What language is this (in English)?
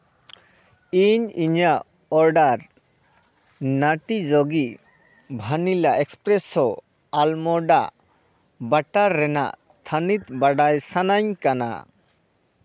Santali